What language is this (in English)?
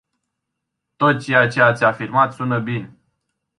Romanian